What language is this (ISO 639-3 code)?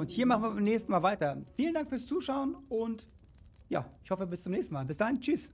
deu